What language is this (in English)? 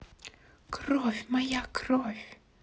Russian